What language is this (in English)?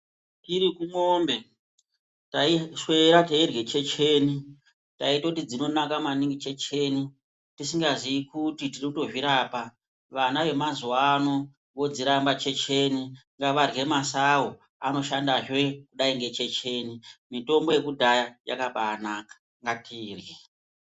Ndau